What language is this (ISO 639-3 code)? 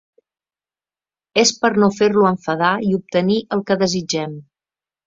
cat